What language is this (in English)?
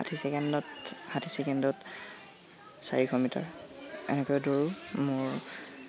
Assamese